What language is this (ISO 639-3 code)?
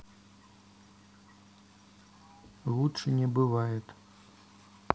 rus